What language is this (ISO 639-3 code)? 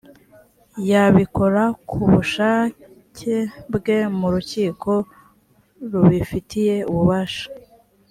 kin